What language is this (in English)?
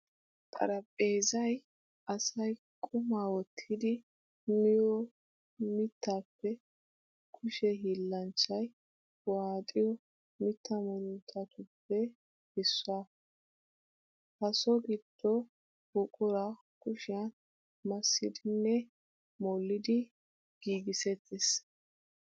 Wolaytta